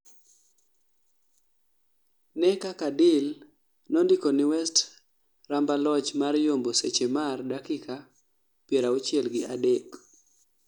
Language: Luo (Kenya and Tanzania)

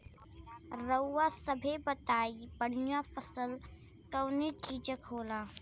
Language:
Bhojpuri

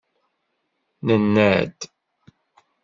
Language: Kabyle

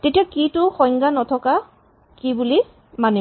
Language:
Assamese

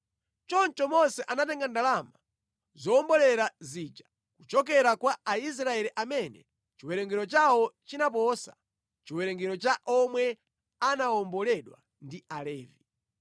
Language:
Nyanja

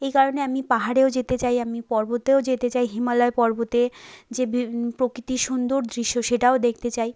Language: Bangla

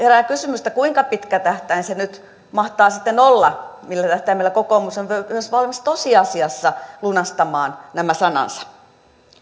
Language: Finnish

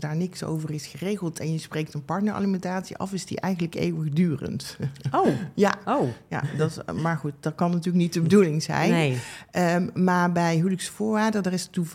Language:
Dutch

